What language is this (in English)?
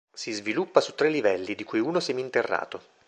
Italian